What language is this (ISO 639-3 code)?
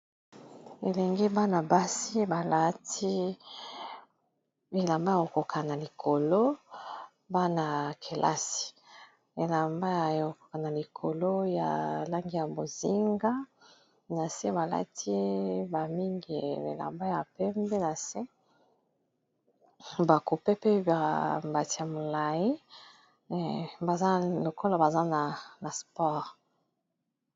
lin